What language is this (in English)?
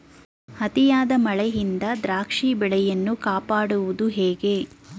Kannada